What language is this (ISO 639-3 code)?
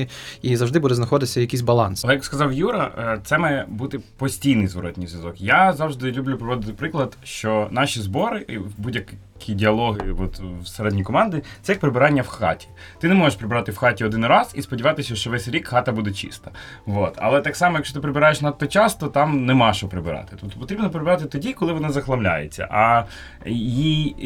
ukr